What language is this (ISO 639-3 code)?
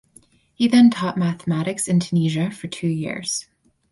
eng